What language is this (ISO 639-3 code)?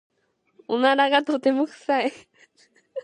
jpn